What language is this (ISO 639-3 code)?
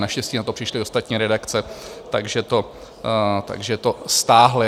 ces